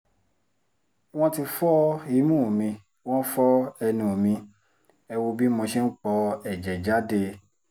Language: Yoruba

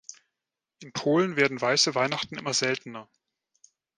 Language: German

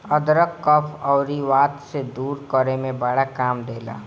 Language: Bhojpuri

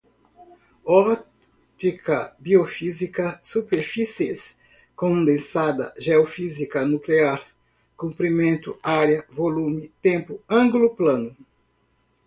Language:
Portuguese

